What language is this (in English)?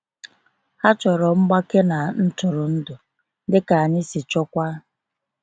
Igbo